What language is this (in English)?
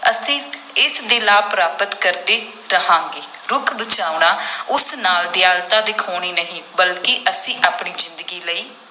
Punjabi